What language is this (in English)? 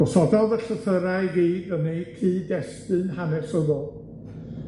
Welsh